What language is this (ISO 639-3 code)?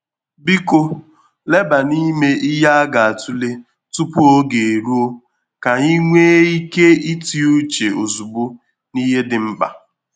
ibo